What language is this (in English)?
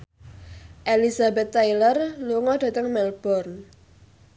Javanese